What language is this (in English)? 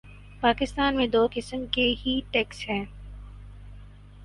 Urdu